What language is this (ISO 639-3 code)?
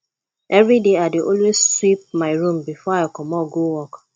pcm